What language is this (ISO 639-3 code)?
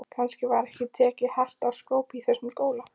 isl